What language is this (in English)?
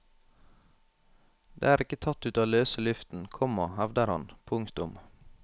Norwegian